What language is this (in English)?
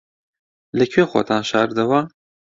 Central Kurdish